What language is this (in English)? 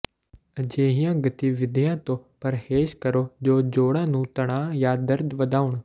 Punjabi